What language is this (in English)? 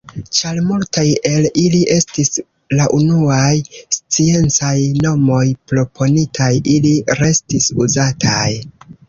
Esperanto